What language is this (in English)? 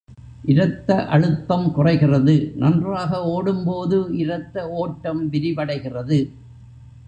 Tamil